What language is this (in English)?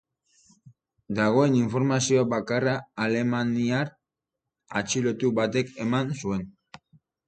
Basque